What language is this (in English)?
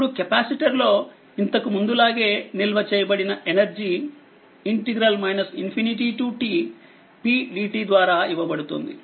Telugu